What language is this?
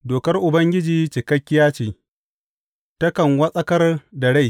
Hausa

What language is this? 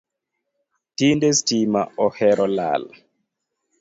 Luo (Kenya and Tanzania)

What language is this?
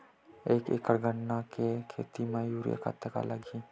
Chhattisgarhi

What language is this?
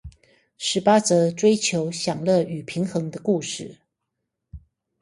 Chinese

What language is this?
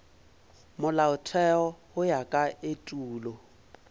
Northern Sotho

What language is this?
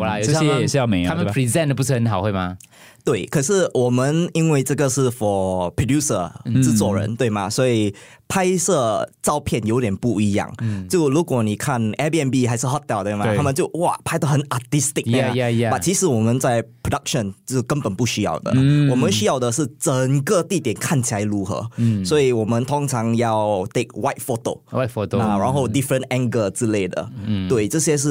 Chinese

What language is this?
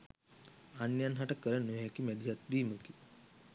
Sinhala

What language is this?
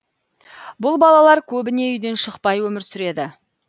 Kazakh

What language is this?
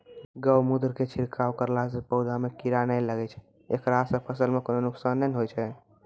Maithili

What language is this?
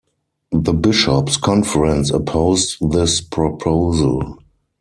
English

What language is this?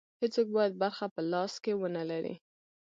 Pashto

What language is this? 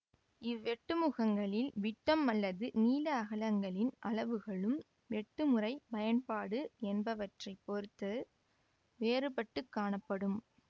Tamil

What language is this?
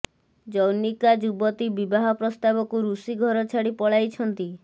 Odia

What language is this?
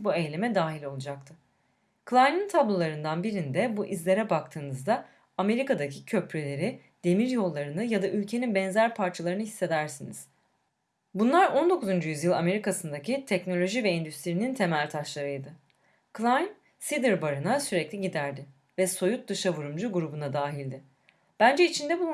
Turkish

